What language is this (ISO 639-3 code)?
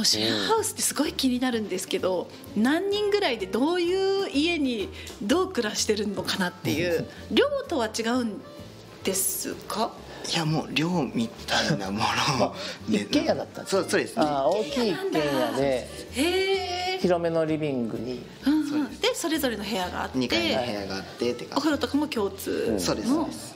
jpn